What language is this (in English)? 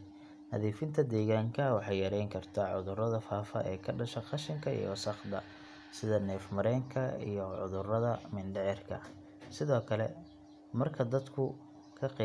Somali